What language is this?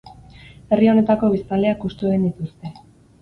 Basque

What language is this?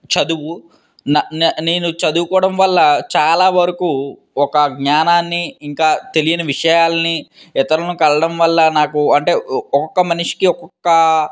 Telugu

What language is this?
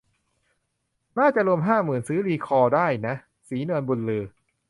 Thai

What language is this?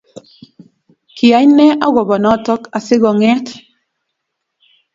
Kalenjin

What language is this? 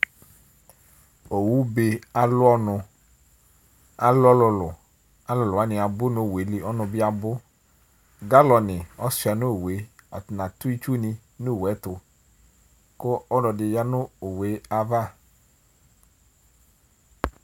Ikposo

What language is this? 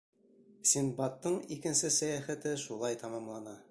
Bashkir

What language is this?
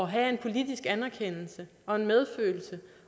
Danish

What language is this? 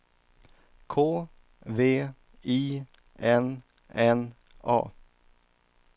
Swedish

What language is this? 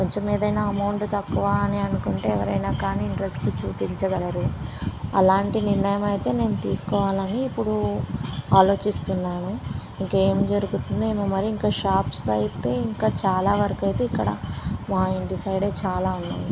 Telugu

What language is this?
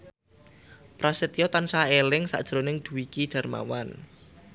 Javanese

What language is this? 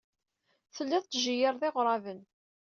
Kabyle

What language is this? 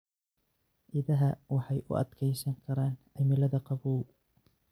Somali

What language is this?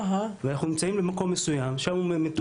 Hebrew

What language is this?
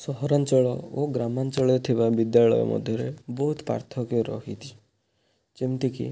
Odia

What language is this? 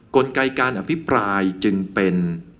Thai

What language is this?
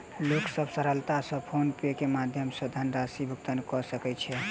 Maithili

